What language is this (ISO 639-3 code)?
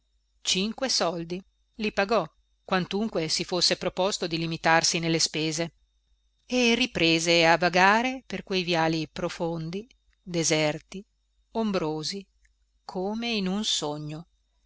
ita